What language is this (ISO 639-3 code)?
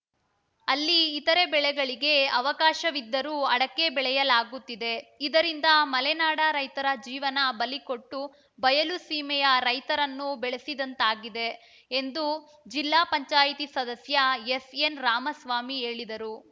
kan